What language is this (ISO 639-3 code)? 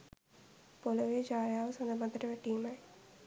sin